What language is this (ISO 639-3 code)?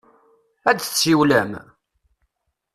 kab